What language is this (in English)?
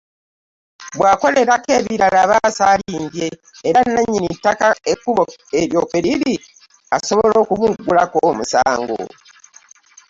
Ganda